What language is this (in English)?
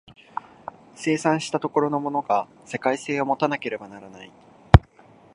Japanese